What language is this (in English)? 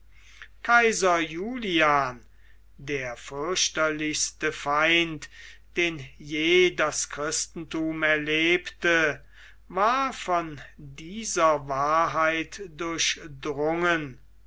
German